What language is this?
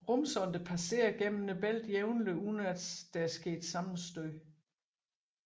Danish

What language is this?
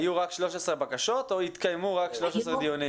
Hebrew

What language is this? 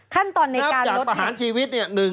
Thai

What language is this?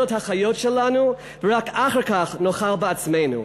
Hebrew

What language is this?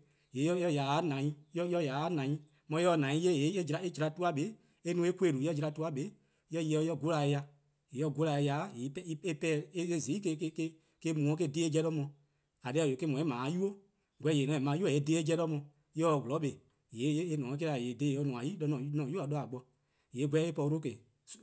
Eastern Krahn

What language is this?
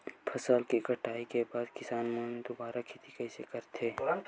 Chhattisgarhi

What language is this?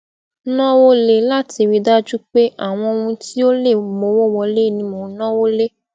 Yoruba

